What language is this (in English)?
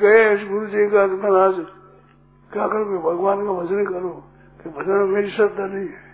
Hindi